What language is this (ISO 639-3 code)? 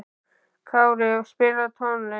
isl